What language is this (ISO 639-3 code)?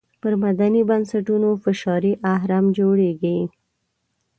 pus